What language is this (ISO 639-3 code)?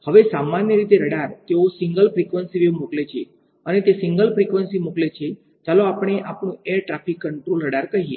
guj